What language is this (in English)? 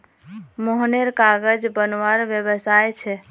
Magahi